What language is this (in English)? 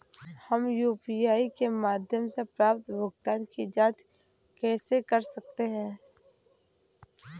Hindi